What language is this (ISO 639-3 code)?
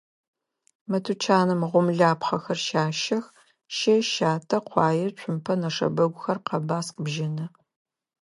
ady